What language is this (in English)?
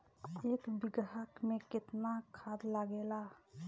Bhojpuri